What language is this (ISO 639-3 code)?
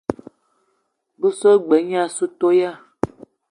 eto